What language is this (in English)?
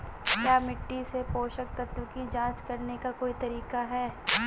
Hindi